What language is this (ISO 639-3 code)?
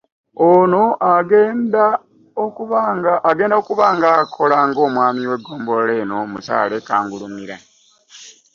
lug